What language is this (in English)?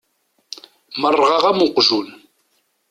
Kabyle